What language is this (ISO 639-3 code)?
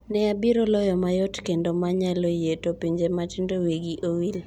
luo